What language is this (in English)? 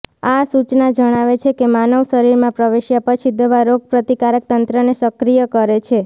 Gujarati